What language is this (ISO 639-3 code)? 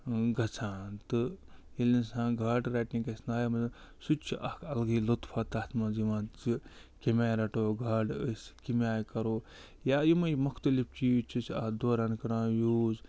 kas